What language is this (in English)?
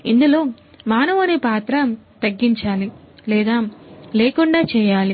Telugu